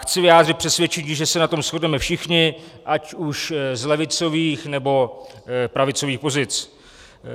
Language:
Czech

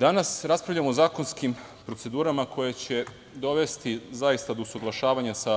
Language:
Serbian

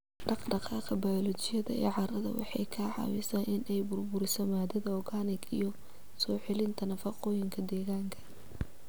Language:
Somali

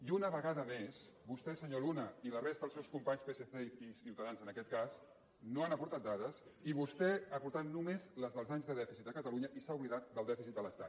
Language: Catalan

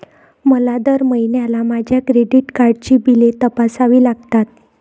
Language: Marathi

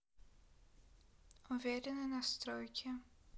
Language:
Russian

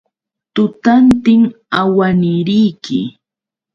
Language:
Yauyos Quechua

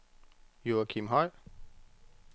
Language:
Danish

